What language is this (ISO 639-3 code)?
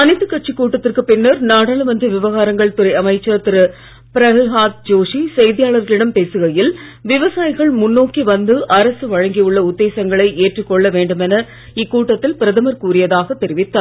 tam